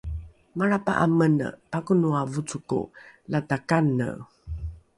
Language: Rukai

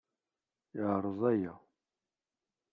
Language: Kabyle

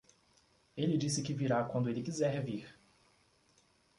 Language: Portuguese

